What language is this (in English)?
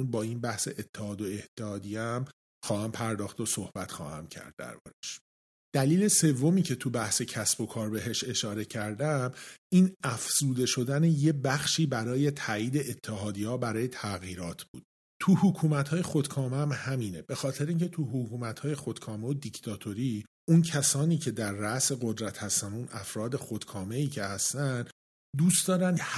Persian